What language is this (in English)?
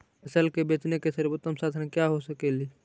Magahi